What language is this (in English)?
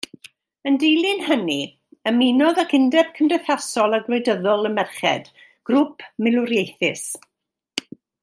Welsh